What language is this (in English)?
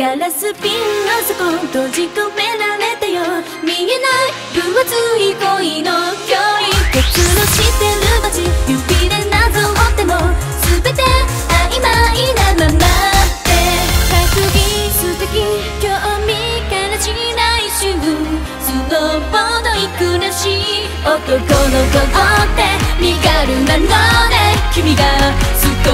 Japanese